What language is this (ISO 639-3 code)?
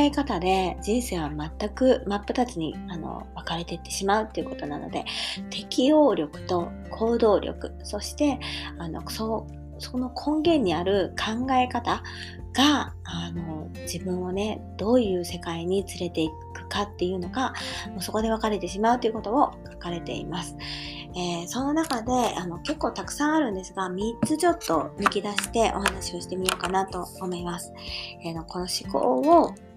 jpn